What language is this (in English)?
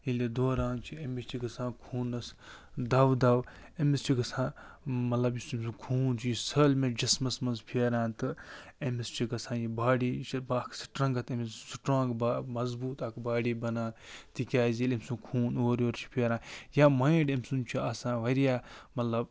Kashmiri